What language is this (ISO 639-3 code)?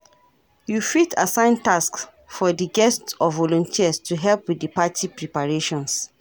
pcm